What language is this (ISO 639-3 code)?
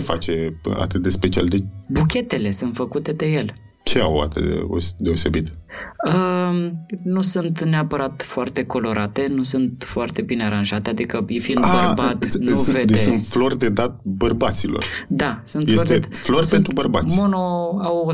ron